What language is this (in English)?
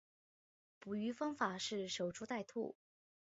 Chinese